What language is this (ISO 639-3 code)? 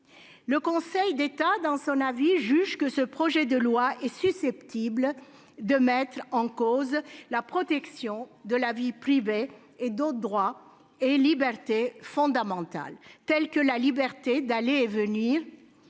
fra